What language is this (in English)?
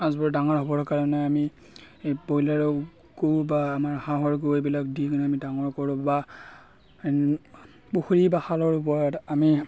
Assamese